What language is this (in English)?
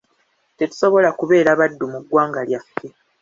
Ganda